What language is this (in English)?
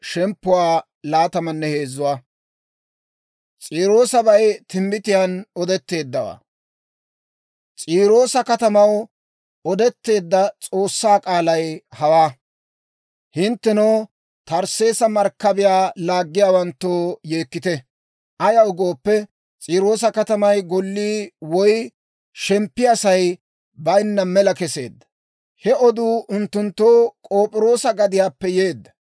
Dawro